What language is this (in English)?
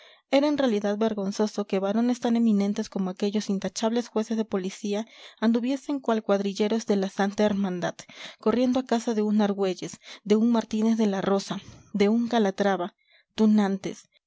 Spanish